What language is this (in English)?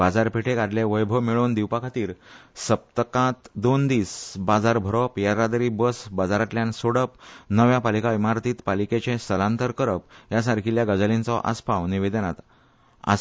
Konkani